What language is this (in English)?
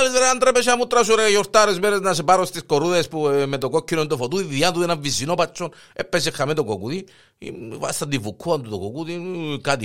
Greek